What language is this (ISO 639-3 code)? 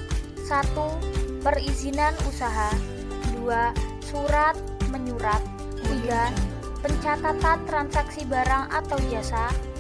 ind